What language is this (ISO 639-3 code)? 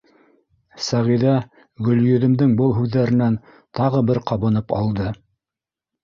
bak